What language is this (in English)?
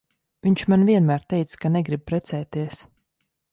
Latvian